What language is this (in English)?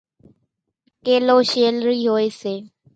Kachi Koli